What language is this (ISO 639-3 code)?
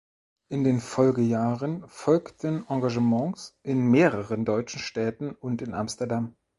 deu